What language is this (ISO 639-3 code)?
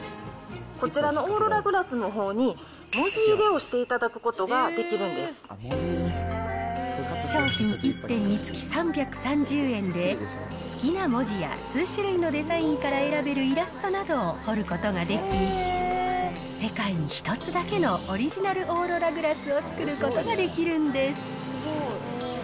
jpn